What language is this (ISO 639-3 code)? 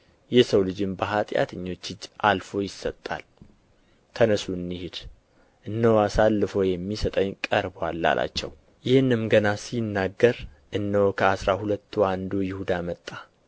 amh